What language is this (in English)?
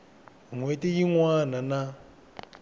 Tsonga